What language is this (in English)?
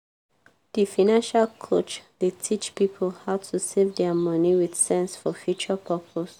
Nigerian Pidgin